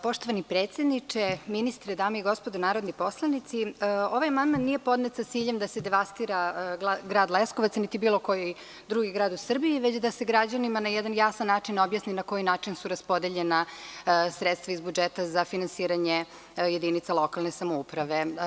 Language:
Serbian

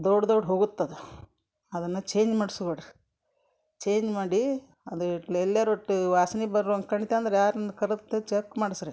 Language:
Kannada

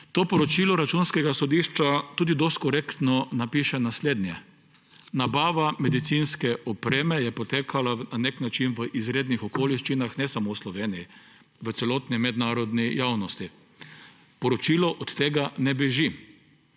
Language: Slovenian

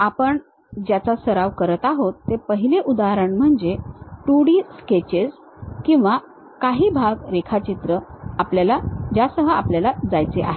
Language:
Marathi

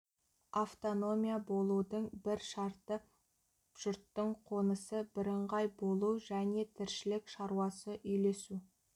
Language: Kazakh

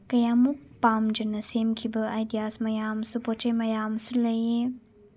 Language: Manipuri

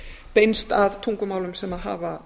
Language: Icelandic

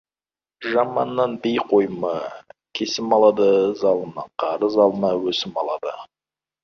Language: Kazakh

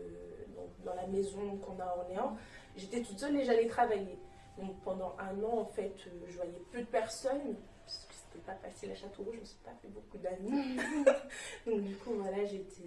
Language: French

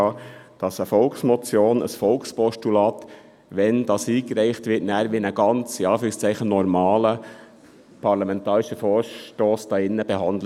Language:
Swiss German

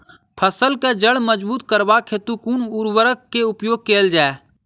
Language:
Maithili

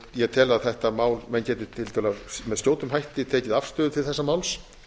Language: Icelandic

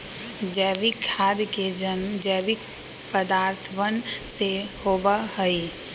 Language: Magahi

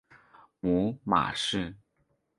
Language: Chinese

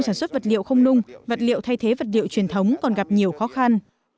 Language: Vietnamese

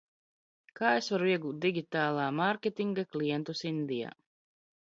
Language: Latvian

